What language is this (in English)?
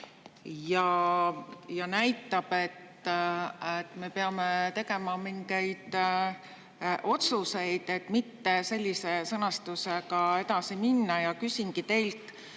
Estonian